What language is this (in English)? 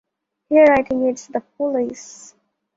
English